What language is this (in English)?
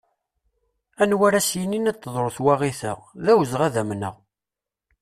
Kabyle